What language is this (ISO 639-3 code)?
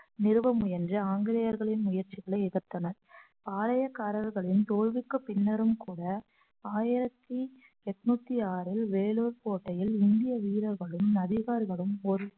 tam